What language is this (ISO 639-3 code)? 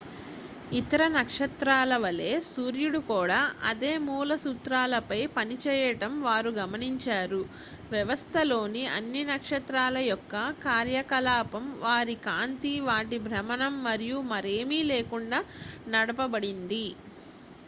tel